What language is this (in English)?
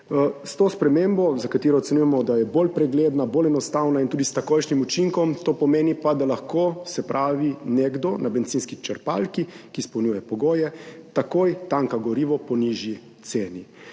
Slovenian